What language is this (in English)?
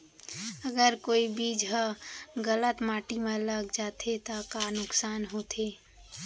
Chhattisgarhi